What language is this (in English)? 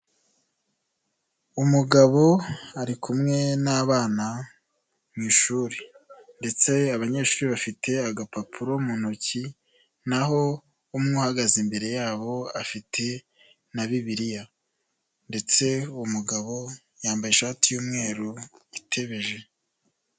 Kinyarwanda